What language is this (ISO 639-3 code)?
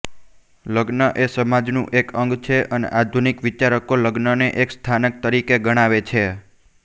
guj